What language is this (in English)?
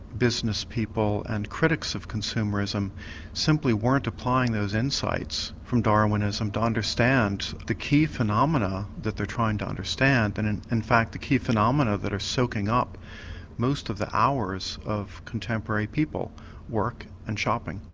English